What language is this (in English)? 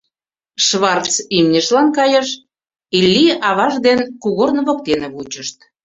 Mari